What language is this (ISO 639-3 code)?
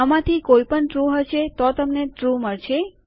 guj